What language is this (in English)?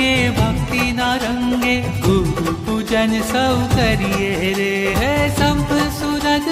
Hindi